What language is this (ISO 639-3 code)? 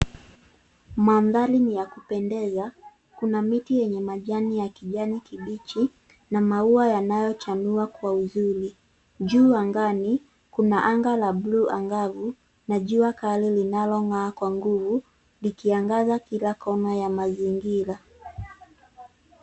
swa